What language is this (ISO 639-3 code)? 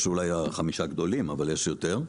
heb